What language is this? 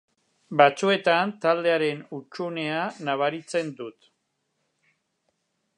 Basque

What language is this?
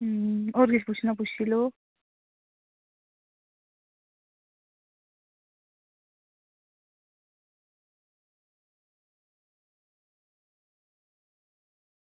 Dogri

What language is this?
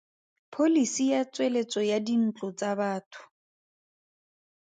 Tswana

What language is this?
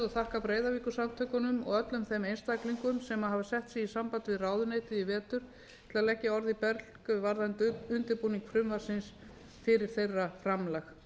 Icelandic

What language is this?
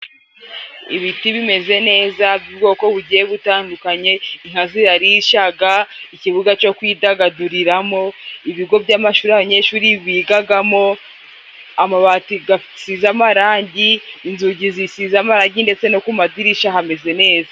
Kinyarwanda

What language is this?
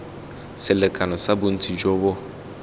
Tswana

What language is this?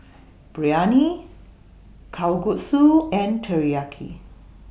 English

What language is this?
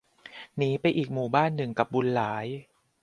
Thai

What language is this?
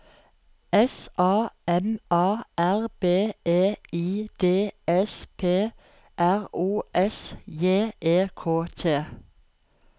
Norwegian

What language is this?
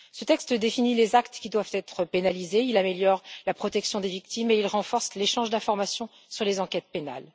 French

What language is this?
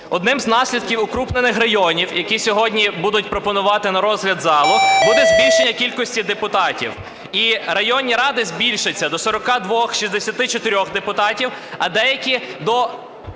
Ukrainian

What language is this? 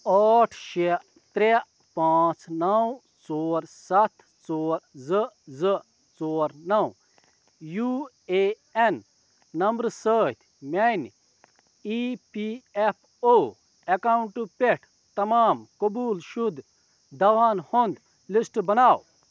Kashmiri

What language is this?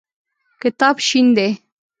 Pashto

